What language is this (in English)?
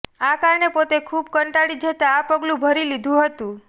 Gujarati